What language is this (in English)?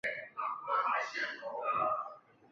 Chinese